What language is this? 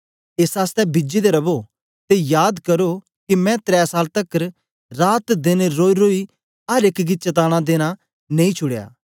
Dogri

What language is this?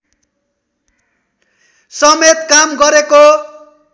Nepali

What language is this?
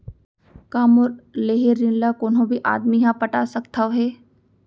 Chhattisgarhi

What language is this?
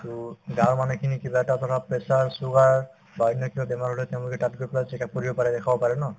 Assamese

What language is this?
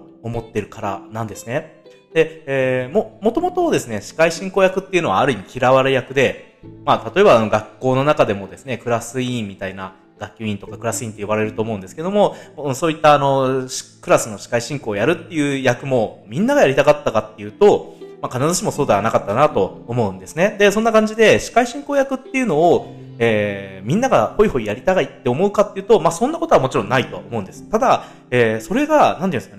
Japanese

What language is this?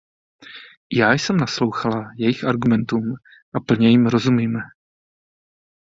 Czech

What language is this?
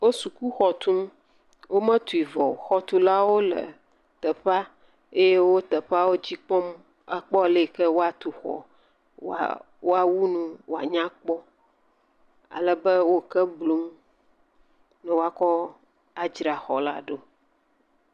Ewe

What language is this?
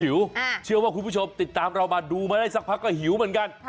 Thai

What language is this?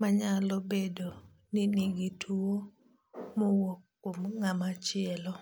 Luo (Kenya and Tanzania)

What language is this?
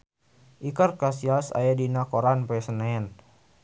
Sundanese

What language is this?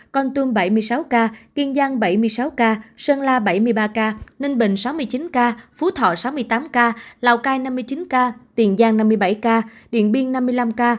Vietnamese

